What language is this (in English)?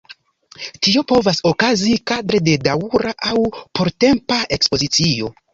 Esperanto